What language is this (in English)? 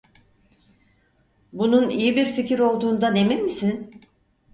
Turkish